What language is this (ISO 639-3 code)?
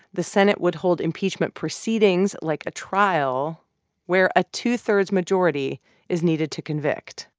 eng